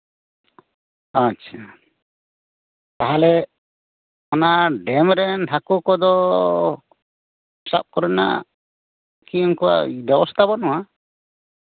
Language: Santali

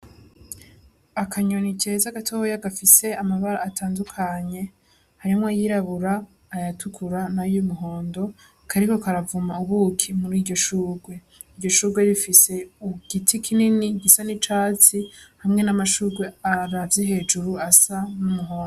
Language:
Rundi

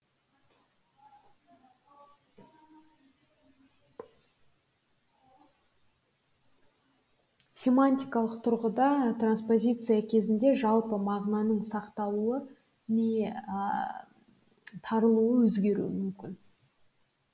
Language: Kazakh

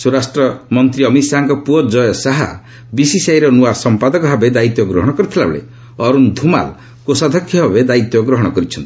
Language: Odia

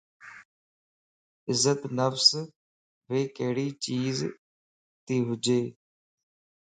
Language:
Lasi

